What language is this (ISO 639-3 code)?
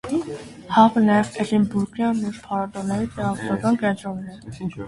hye